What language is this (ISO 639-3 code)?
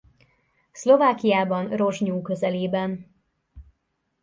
hun